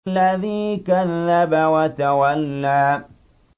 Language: Arabic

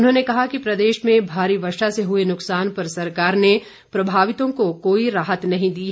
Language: Hindi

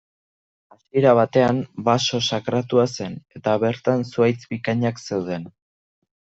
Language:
Basque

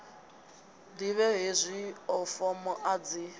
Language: Venda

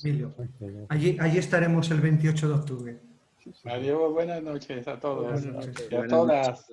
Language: Spanish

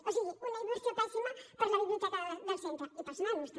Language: Catalan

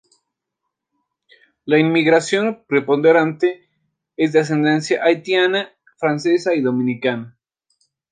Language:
Spanish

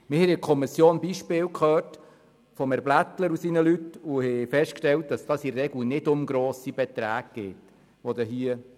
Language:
Swiss German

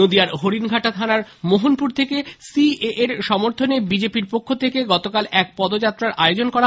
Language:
Bangla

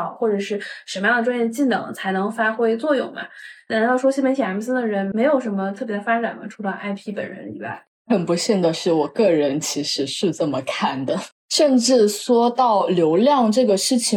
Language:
Chinese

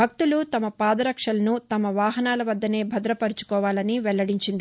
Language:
Telugu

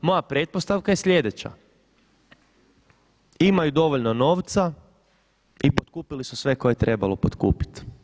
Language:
Croatian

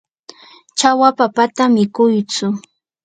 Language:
Yanahuanca Pasco Quechua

